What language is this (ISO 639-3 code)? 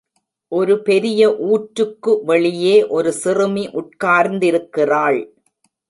tam